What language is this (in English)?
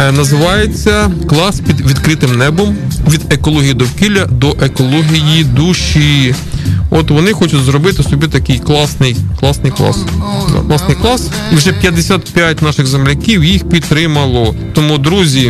Ukrainian